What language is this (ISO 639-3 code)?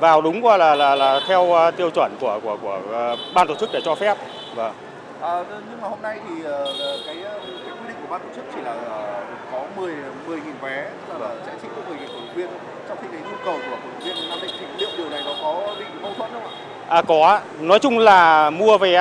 vie